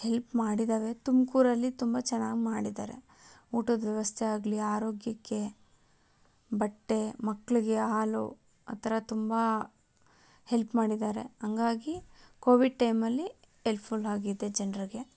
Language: Kannada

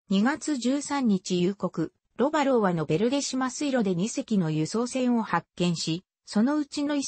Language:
Japanese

